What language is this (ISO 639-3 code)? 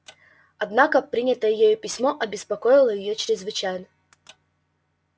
rus